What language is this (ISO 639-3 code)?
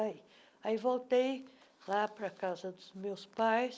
por